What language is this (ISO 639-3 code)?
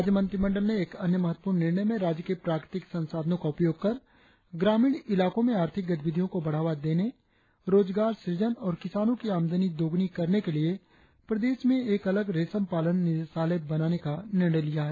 hin